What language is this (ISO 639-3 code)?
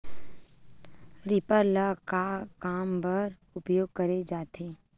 hne